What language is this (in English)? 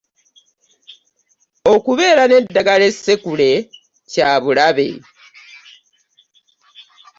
Ganda